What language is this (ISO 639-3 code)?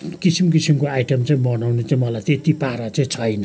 nep